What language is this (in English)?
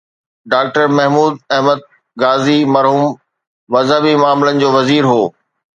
Sindhi